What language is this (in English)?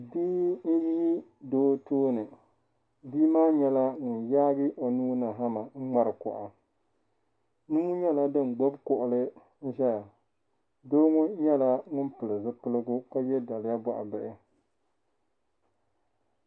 Dagbani